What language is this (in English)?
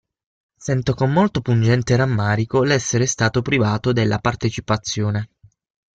Italian